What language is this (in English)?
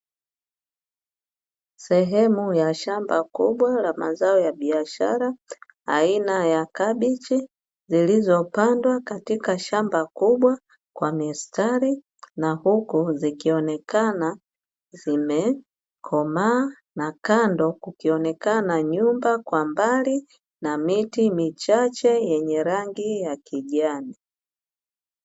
Swahili